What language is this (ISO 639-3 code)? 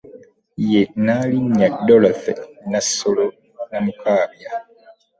lug